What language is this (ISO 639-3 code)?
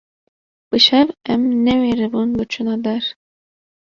kur